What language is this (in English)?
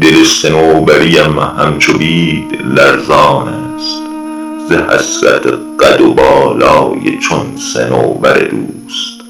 Persian